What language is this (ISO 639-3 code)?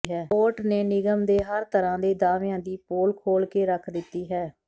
pan